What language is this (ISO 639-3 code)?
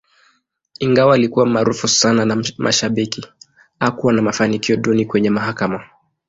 swa